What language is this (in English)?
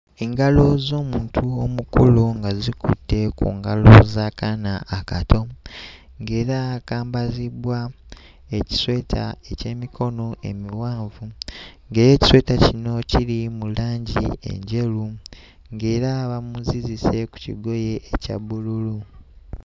Ganda